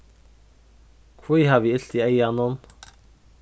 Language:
Faroese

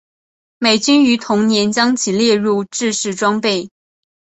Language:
Chinese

